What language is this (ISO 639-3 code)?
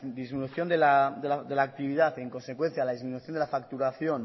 spa